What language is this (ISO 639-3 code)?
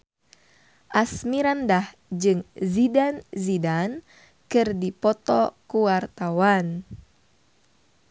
sun